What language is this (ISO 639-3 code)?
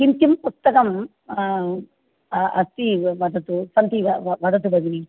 san